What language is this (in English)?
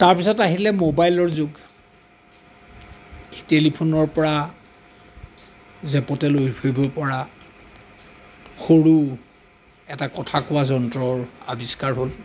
Assamese